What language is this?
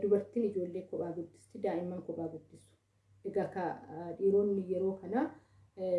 Oromo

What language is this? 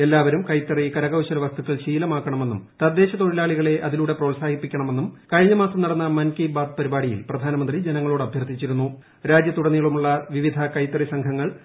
Malayalam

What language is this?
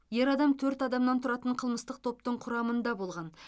Kazakh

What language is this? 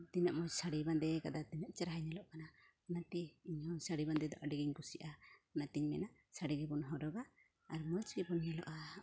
Santali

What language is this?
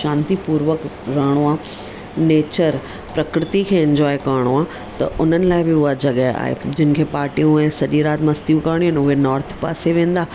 Sindhi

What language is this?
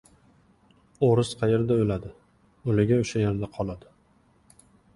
Uzbek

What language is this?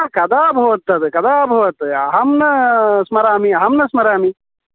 Sanskrit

